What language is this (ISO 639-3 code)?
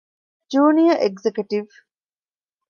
div